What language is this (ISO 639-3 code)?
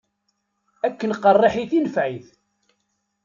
kab